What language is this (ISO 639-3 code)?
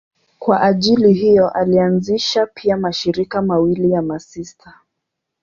swa